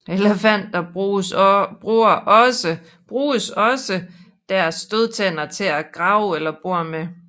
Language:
Danish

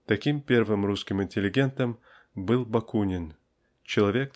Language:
Russian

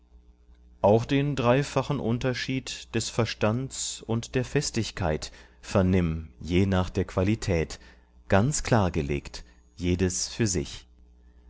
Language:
German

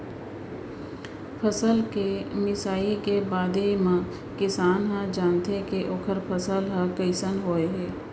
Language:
Chhattisgarhi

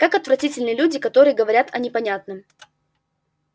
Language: Russian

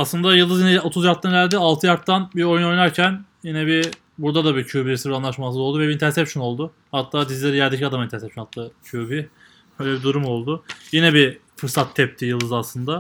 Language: Turkish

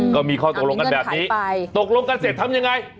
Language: Thai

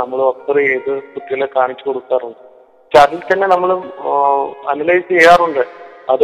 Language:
Malayalam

